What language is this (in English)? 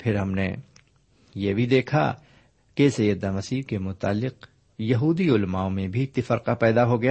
Urdu